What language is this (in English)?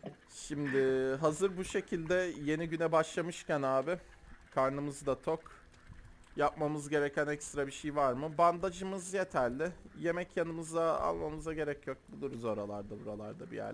Turkish